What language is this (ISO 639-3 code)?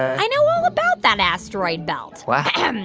eng